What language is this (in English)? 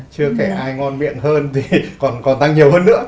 Vietnamese